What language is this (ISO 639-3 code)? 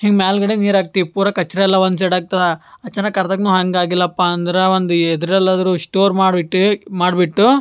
kan